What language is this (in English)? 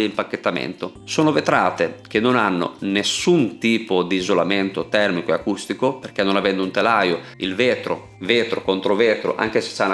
Italian